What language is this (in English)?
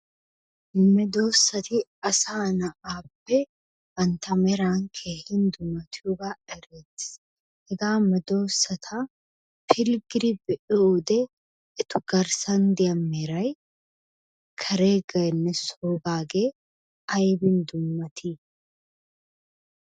Wolaytta